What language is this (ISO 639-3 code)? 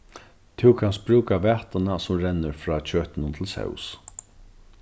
fao